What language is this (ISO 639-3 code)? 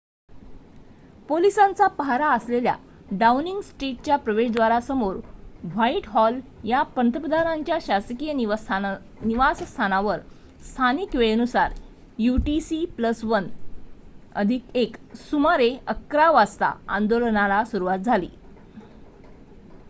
mar